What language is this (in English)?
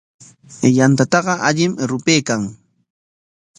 Corongo Ancash Quechua